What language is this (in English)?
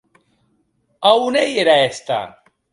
Occitan